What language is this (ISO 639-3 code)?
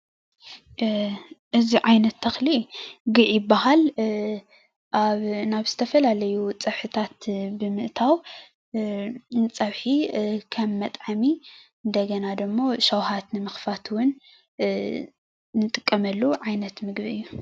tir